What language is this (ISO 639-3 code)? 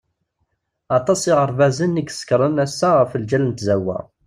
kab